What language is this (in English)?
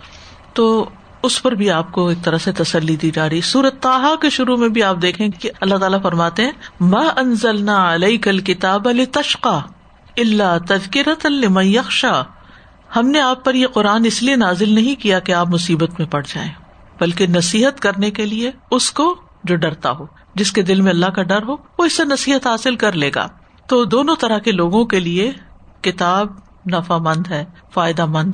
Urdu